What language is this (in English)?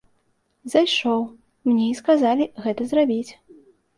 Belarusian